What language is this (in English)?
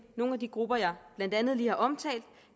Danish